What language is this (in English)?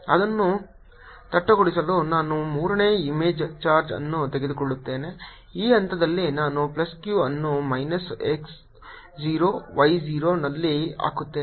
Kannada